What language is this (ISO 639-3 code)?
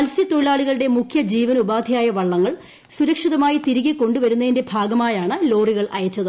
mal